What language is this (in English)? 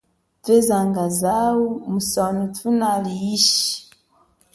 Chokwe